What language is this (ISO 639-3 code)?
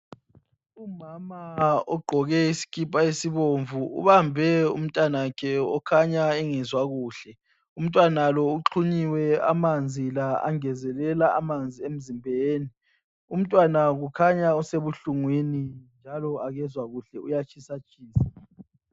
nde